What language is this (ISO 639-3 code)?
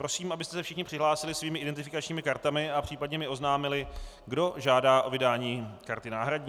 ces